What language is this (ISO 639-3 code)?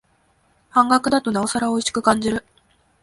jpn